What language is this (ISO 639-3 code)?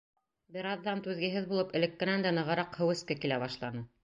bak